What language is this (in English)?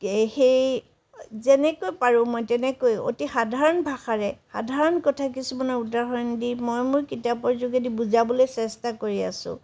Assamese